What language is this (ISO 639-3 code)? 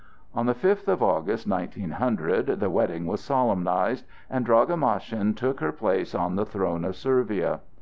eng